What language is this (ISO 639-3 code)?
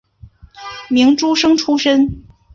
zho